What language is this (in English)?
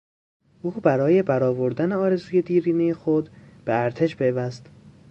Persian